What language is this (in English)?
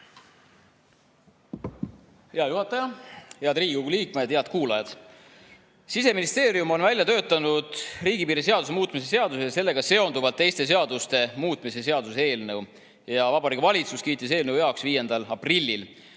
Estonian